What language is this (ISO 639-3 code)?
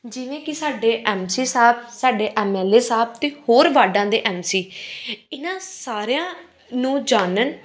pan